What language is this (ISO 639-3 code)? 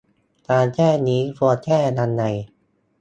tha